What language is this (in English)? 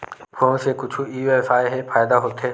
Chhattisgarhi